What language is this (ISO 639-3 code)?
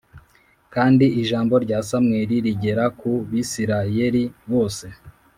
kin